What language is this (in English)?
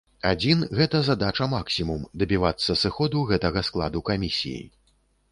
Belarusian